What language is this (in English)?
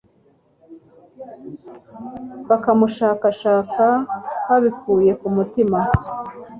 Kinyarwanda